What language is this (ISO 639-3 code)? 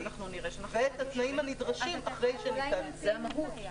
heb